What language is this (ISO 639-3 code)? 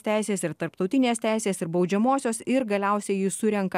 lit